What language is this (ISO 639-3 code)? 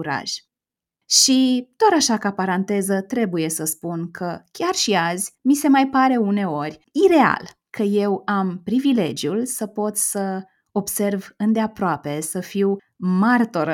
ron